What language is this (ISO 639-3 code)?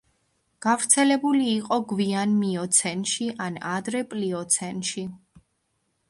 kat